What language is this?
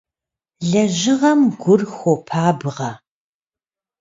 Kabardian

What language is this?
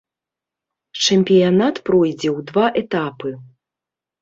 Belarusian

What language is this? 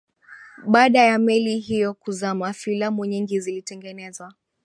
Swahili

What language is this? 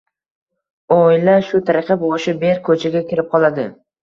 Uzbek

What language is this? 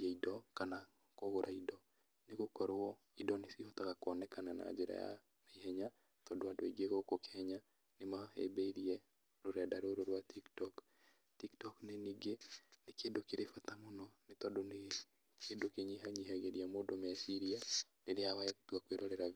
Kikuyu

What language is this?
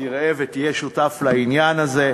Hebrew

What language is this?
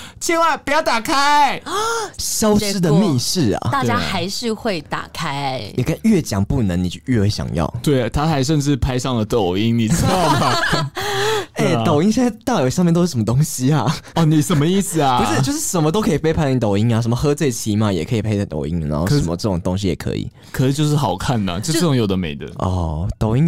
Chinese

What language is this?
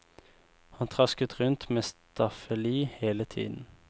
Norwegian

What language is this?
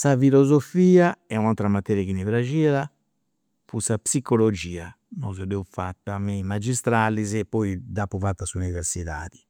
Campidanese Sardinian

